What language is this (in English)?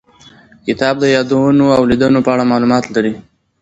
Pashto